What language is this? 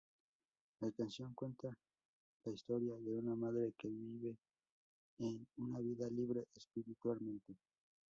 Spanish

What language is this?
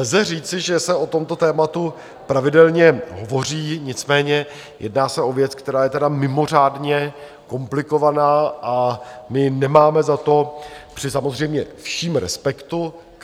Czech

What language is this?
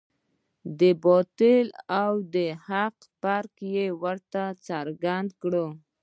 Pashto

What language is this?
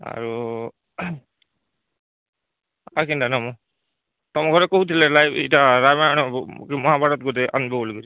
Odia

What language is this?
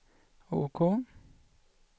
Swedish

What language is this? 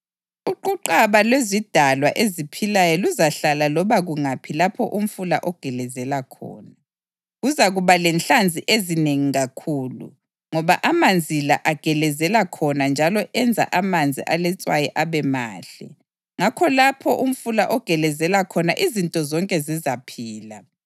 North Ndebele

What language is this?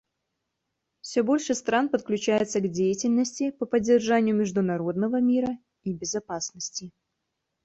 Russian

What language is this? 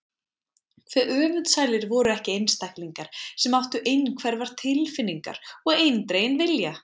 Icelandic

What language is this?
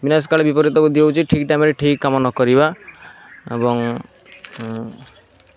Odia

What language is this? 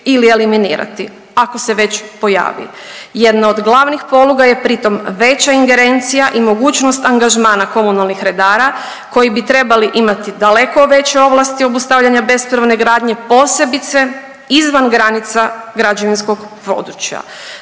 Croatian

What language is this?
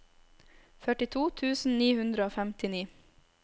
Norwegian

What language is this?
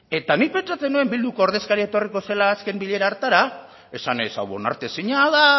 Basque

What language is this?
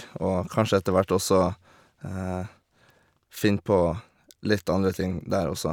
Norwegian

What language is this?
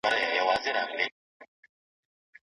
Pashto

